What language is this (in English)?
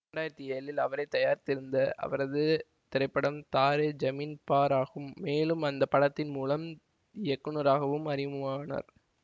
Tamil